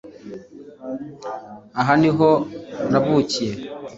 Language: Kinyarwanda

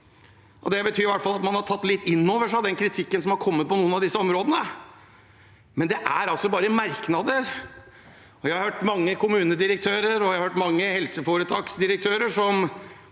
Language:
Norwegian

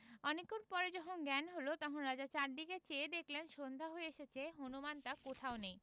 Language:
Bangla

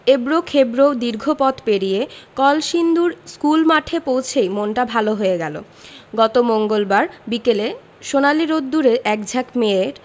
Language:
Bangla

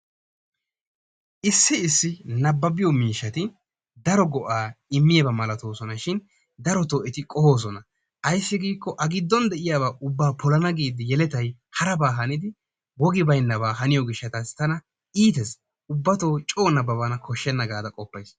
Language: Wolaytta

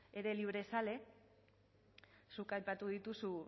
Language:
Basque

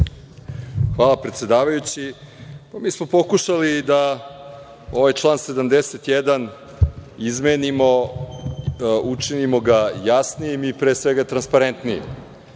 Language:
Serbian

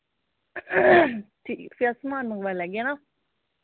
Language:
Dogri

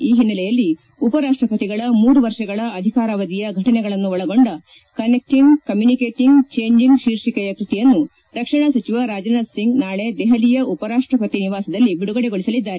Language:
Kannada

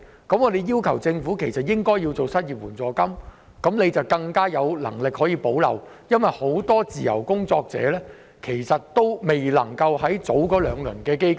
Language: Cantonese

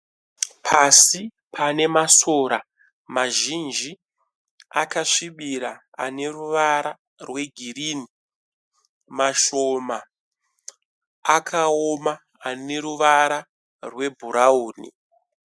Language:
Shona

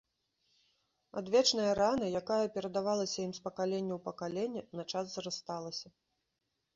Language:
Belarusian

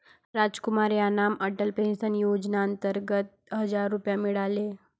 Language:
Marathi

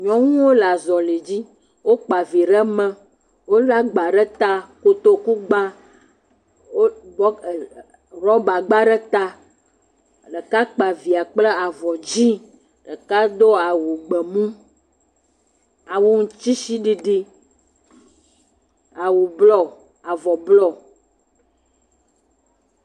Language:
Ewe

